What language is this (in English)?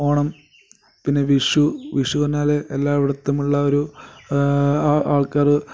Malayalam